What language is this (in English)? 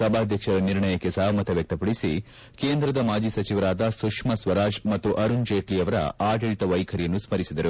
Kannada